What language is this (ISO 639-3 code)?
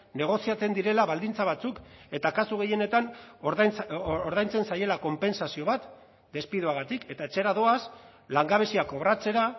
eus